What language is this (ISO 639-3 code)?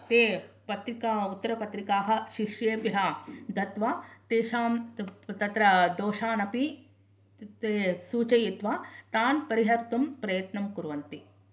san